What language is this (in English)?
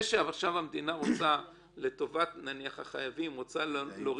Hebrew